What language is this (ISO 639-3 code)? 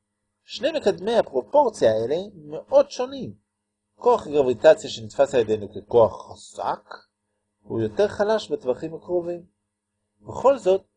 heb